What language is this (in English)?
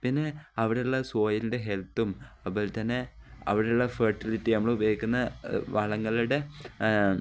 Malayalam